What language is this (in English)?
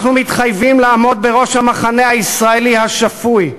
Hebrew